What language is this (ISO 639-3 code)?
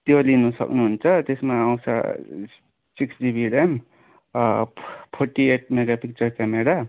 nep